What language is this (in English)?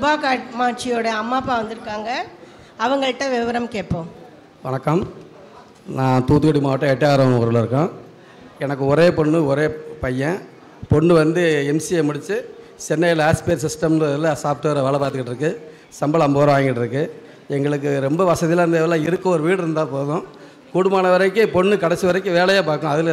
Tamil